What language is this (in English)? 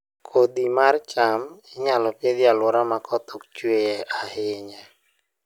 Luo (Kenya and Tanzania)